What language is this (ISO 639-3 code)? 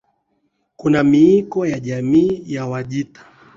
swa